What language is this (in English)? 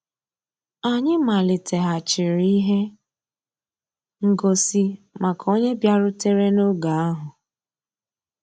Igbo